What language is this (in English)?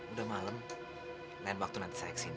Indonesian